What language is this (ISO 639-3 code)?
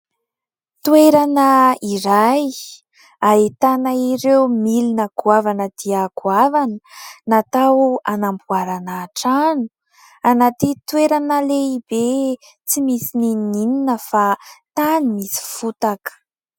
mlg